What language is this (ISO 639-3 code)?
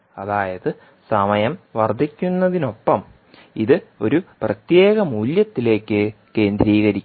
mal